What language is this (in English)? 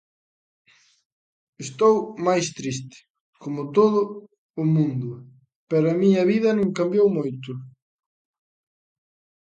Galician